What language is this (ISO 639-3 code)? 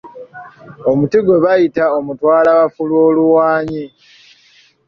lug